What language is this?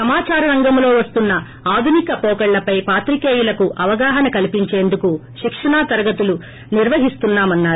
Telugu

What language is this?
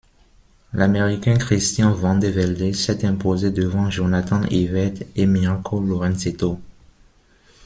French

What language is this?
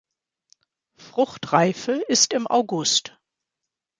German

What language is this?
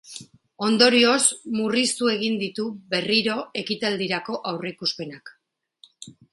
Basque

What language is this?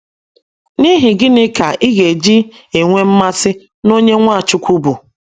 Igbo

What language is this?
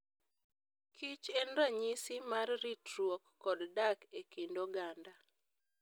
Luo (Kenya and Tanzania)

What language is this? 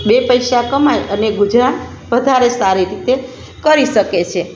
Gujarati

